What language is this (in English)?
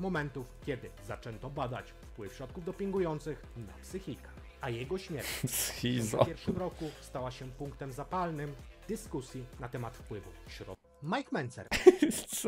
Polish